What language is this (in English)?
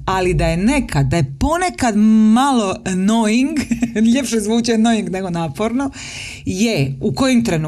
Croatian